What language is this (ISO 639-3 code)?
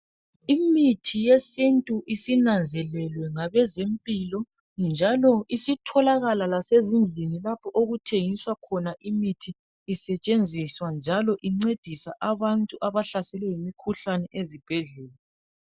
nde